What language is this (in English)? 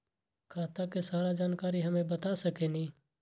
Magahi